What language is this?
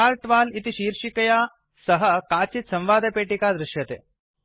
Sanskrit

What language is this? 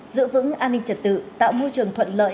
Vietnamese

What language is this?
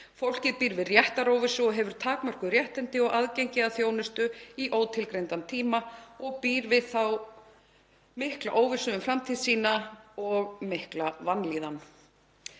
Icelandic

